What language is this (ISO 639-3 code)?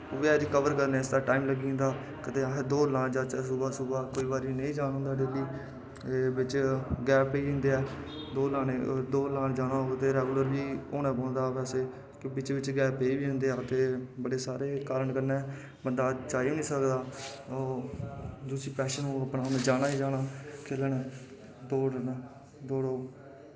doi